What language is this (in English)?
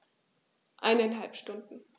German